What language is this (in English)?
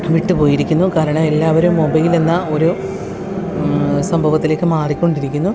Malayalam